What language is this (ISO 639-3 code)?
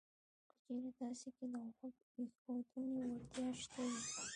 pus